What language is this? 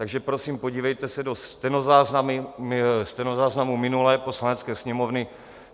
Czech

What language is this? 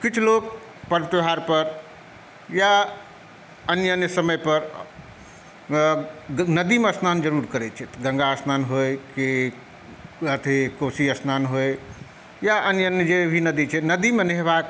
Maithili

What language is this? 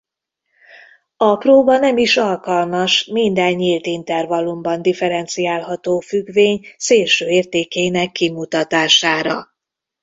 Hungarian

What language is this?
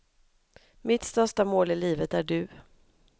Swedish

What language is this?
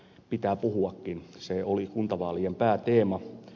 Finnish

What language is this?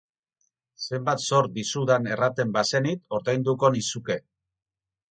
Basque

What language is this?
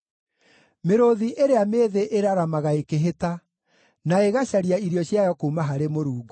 Kikuyu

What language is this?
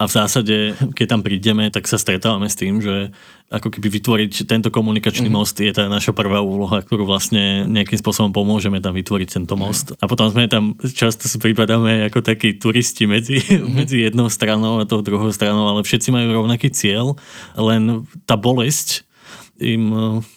Slovak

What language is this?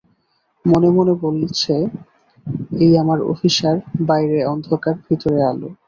Bangla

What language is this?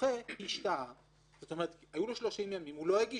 Hebrew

